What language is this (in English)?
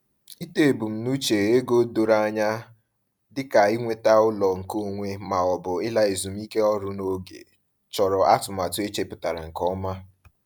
Igbo